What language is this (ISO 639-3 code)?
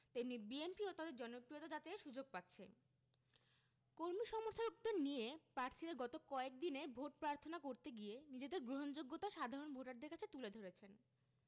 ben